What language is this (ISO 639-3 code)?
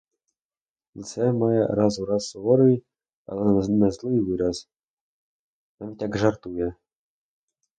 ukr